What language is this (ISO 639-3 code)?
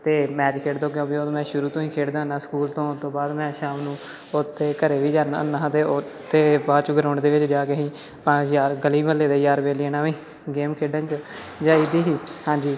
pan